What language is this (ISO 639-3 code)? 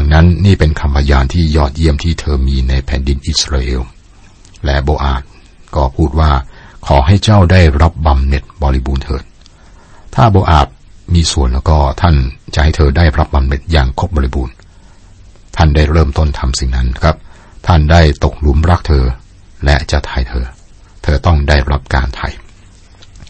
tha